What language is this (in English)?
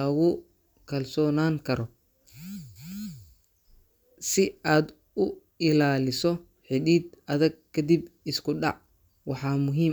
Somali